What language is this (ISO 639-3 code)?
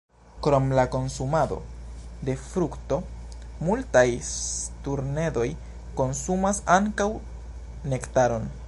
epo